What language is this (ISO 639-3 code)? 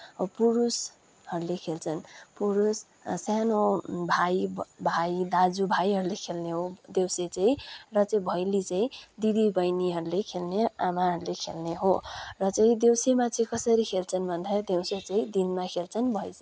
nep